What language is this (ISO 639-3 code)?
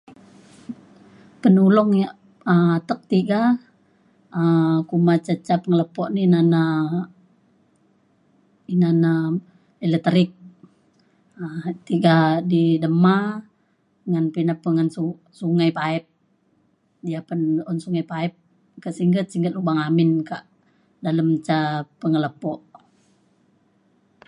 xkl